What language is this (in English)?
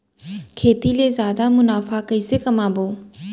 Chhattisgarhi